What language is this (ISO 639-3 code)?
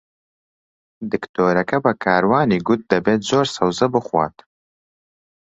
ckb